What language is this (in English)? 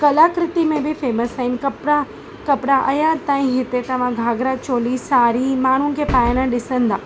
Sindhi